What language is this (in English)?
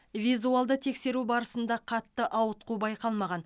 Kazakh